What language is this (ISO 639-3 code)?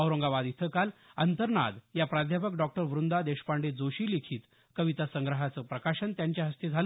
mar